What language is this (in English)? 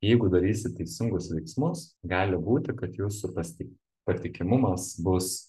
Lithuanian